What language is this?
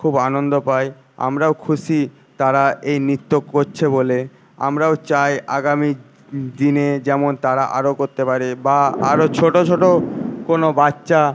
Bangla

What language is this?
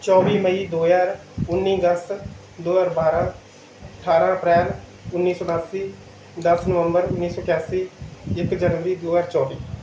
Punjabi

